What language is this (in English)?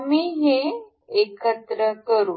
Marathi